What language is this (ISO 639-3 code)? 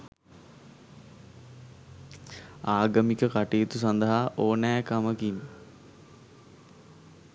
sin